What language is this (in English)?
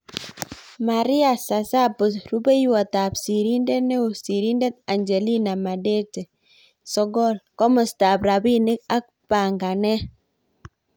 Kalenjin